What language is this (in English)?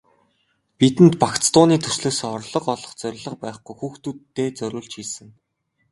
Mongolian